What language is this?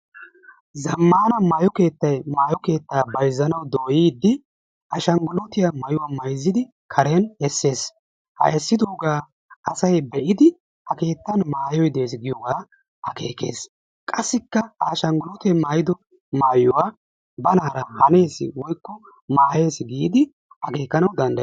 Wolaytta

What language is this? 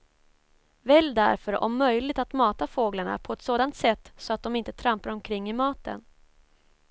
Swedish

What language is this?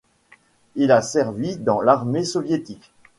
French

